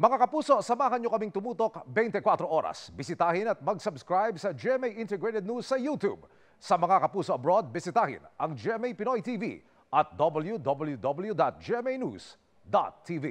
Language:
Filipino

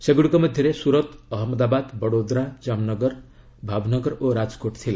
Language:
Odia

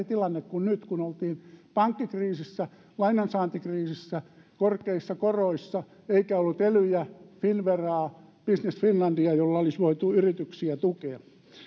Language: Finnish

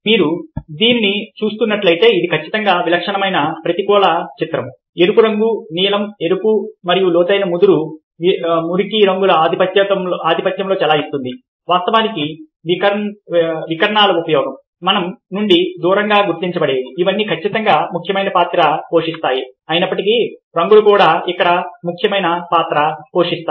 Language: Telugu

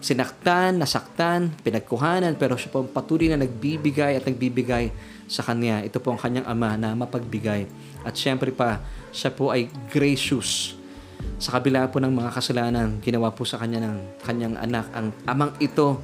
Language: Filipino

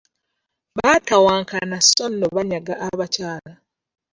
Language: Ganda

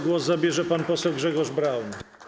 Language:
Polish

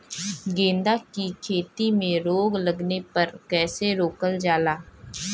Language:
Bhojpuri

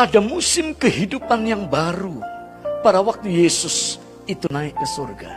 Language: Indonesian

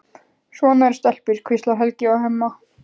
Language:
Icelandic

